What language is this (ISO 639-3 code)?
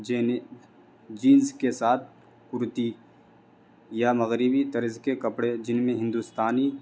urd